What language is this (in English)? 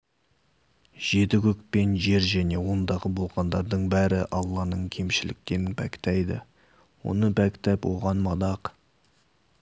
Kazakh